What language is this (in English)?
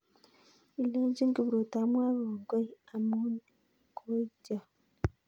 Kalenjin